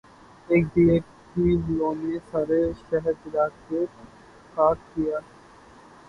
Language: Urdu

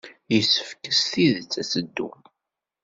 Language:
Kabyle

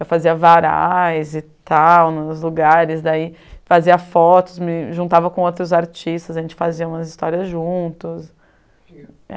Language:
Portuguese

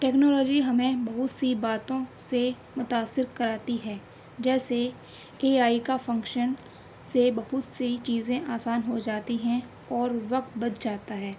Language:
Urdu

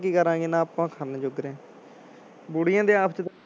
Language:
Punjabi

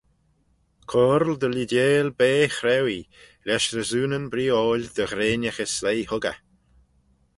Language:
Manx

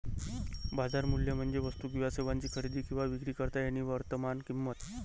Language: Marathi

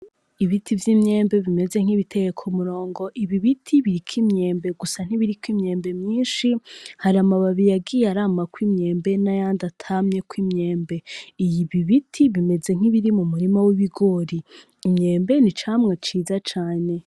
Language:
Rundi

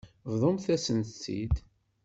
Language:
Kabyle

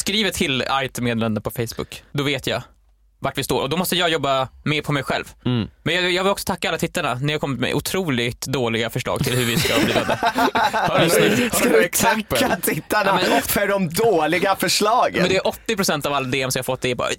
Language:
Swedish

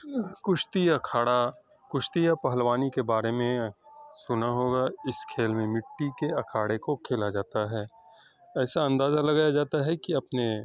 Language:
Urdu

